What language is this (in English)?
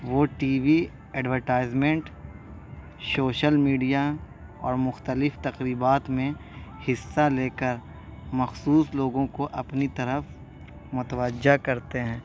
Urdu